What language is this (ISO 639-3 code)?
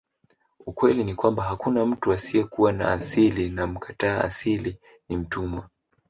swa